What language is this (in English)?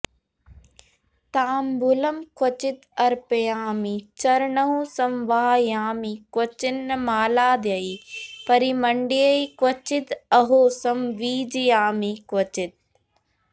Sanskrit